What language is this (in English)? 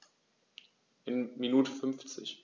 German